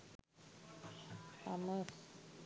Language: Sinhala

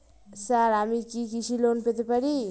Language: Bangla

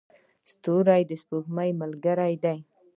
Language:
Pashto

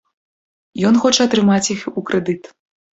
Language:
Belarusian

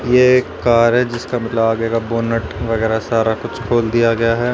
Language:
Hindi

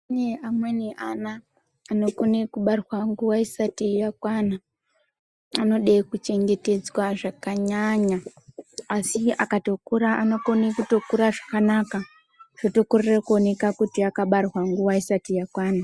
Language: Ndau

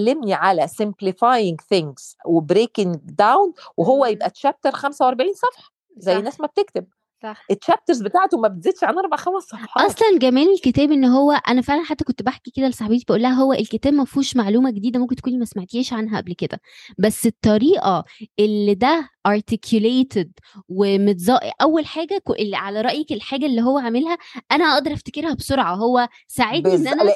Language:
Arabic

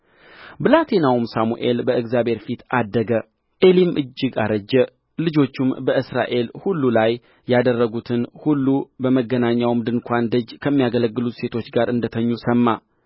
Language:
Amharic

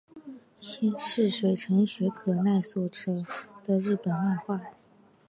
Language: Chinese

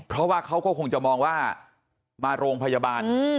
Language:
Thai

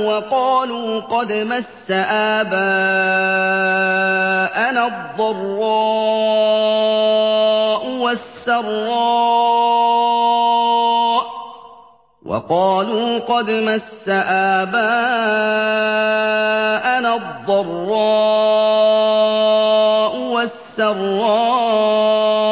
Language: Arabic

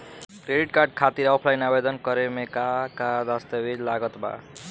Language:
Bhojpuri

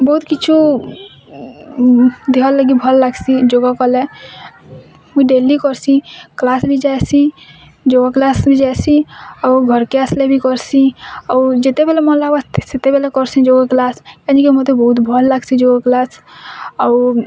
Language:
Odia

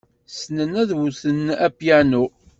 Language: Kabyle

